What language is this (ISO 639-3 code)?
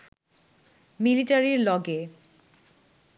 ben